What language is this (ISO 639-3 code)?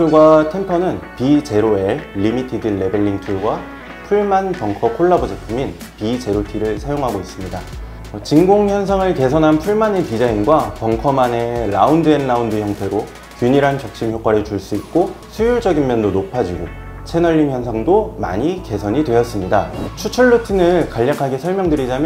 kor